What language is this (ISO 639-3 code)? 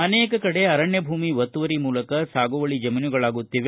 kan